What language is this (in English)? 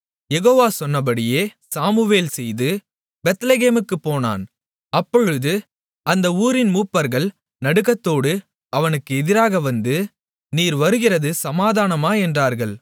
Tamil